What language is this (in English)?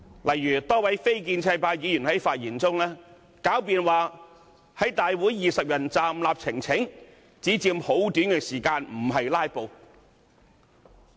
Cantonese